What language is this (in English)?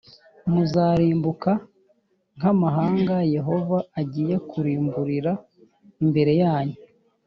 Kinyarwanda